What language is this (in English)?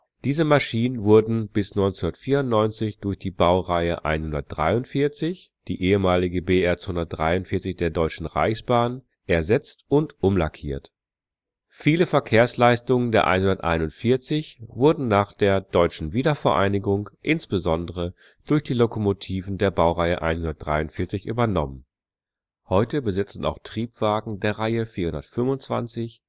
German